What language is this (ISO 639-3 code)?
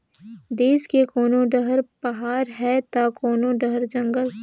hne